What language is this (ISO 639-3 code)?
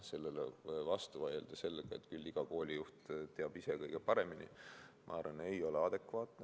est